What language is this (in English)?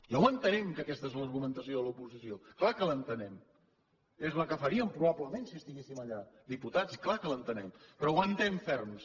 Catalan